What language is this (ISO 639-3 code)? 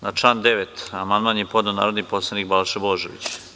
srp